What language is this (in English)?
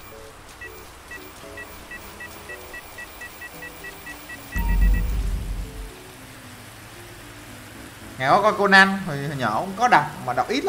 Vietnamese